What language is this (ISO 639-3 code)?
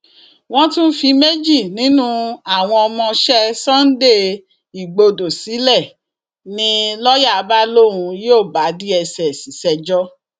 yor